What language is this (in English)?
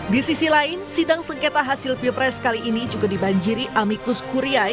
Indonesian